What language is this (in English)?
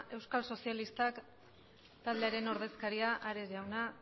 Basque